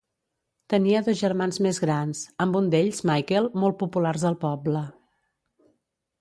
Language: Catalan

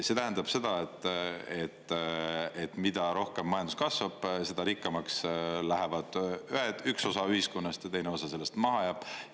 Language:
Estonian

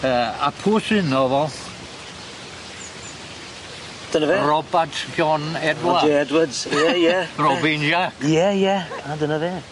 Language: Welsh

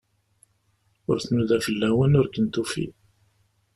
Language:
Kabyle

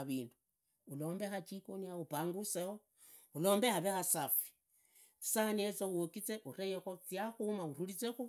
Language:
Idakho-Isukha-Tiriki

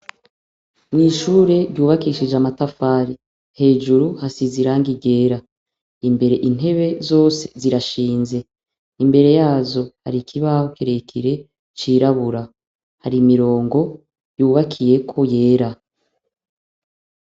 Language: Rundi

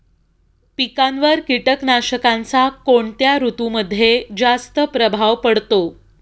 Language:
Marathi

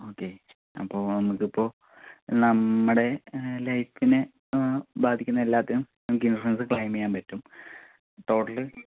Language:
Malayalam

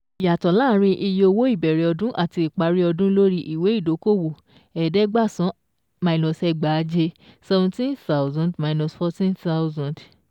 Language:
Yoruba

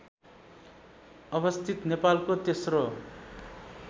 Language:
Nepali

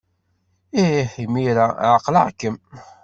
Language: Kabyle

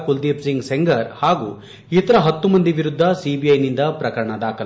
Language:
Kannada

